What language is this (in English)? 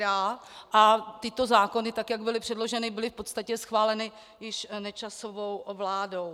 Czech